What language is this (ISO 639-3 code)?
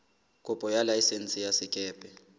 sot